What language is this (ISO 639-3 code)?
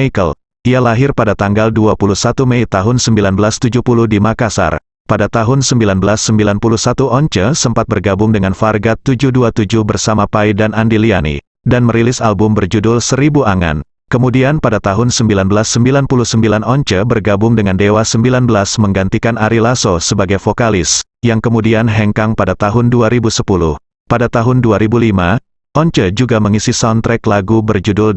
ind